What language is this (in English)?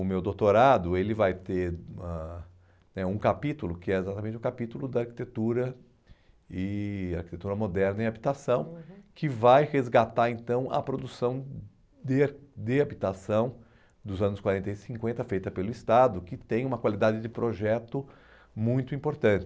Portuguese